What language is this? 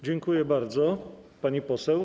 Polish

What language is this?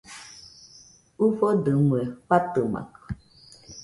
Nüpode Huitoto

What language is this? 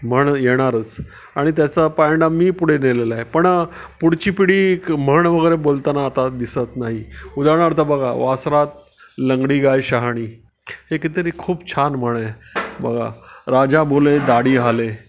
Marathi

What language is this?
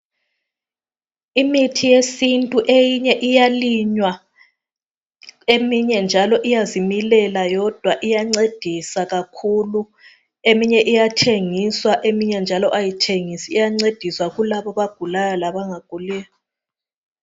North Ndebele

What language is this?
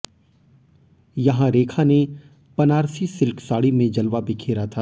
Hindi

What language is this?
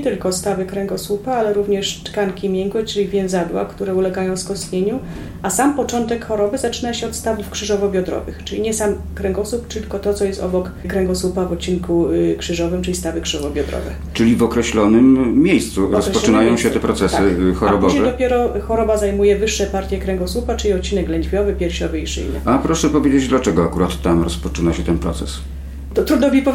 Polish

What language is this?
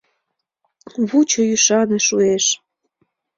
Mari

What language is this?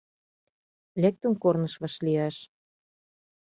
Mari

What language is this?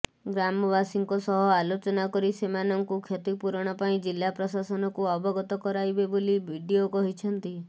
Odia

